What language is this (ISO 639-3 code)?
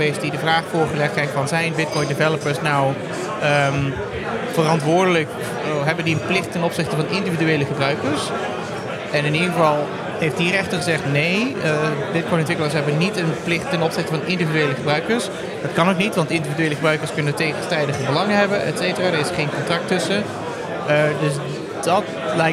nld